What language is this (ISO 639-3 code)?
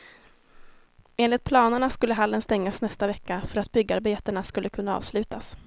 swe